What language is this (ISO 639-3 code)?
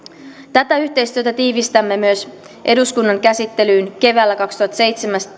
fin